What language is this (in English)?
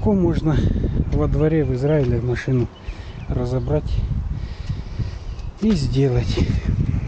Russian